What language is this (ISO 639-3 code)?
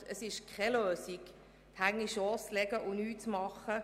gsw